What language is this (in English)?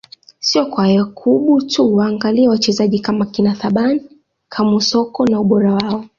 Swahili